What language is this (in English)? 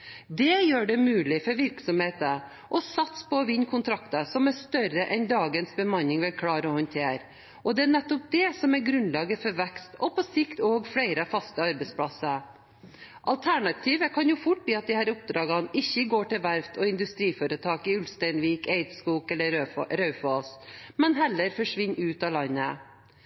Norwegian Bokmål